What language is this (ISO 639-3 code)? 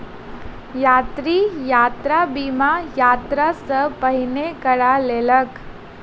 mai